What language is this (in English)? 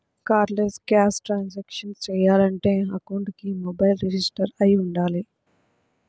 Telugu